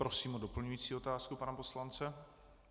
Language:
Czech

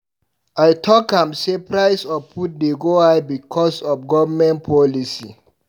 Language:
Nigerian Pidgin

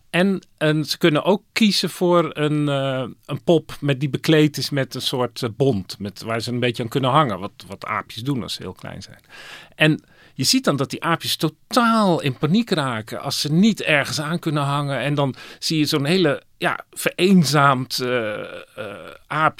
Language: Dutch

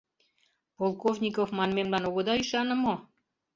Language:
Mari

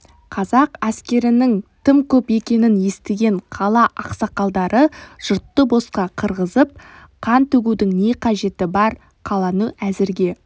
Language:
Kazakh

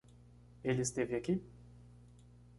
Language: Portuguese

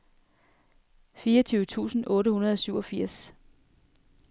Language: Danish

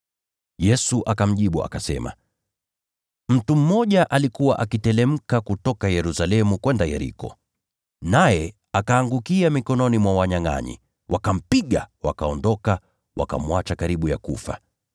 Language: Swahili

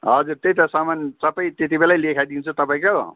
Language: Nepali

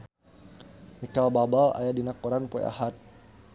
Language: Sundanese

